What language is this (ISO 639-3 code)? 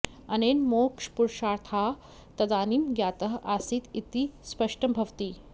san